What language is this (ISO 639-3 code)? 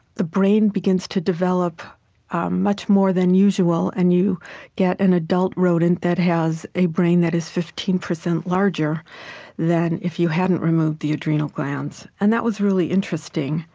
eng